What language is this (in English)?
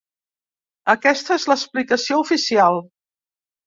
Catalan